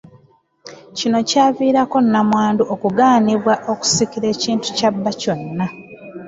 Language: Ganda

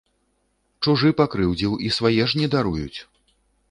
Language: Belarusian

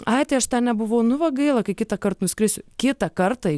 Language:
Lithuanian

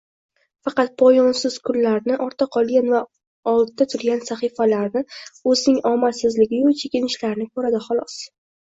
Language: Uzbek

